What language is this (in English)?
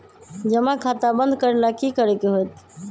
Magahi